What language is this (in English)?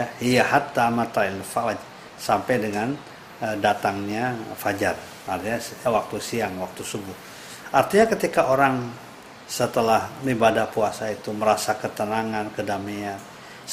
Indonesian